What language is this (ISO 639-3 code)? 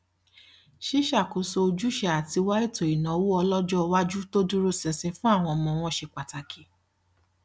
yor